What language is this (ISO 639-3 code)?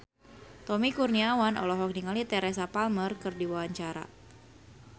sun